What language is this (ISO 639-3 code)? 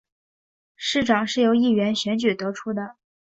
zho